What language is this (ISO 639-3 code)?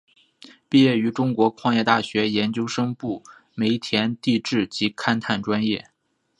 zho